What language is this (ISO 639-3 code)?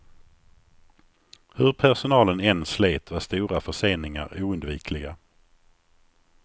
swe